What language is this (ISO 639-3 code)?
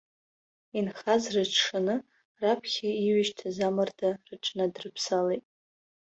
abk